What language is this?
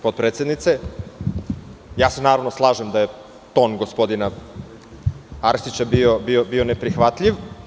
Serbian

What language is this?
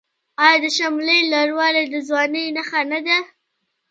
Pashto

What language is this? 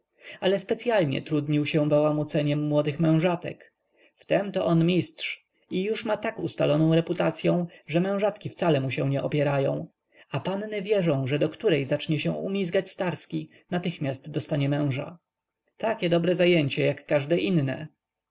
Polish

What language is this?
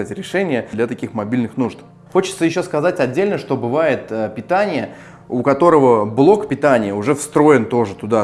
Russian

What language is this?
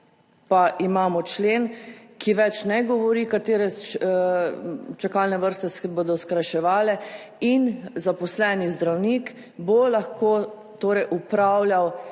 Slovenian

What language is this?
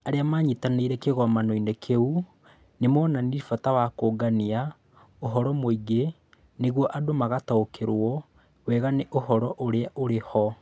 Kikuyu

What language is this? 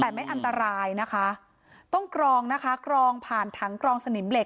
Thai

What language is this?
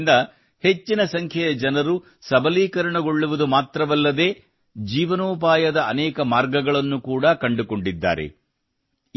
Kannada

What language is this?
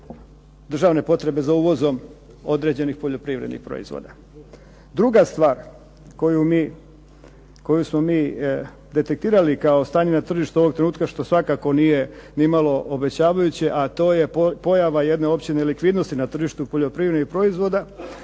Croatian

